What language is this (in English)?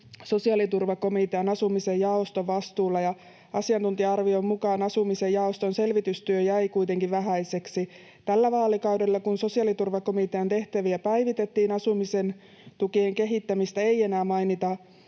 Finnish